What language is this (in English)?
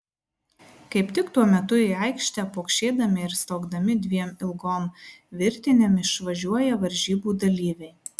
Lithuanian